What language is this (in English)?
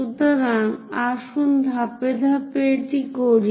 Bangla